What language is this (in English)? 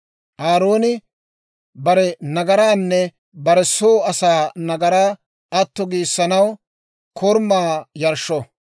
Dawro